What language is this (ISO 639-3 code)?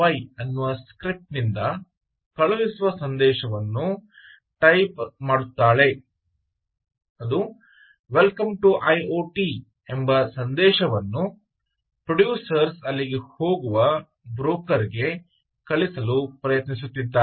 kan